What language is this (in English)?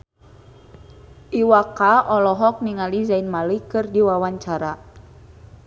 Sundanese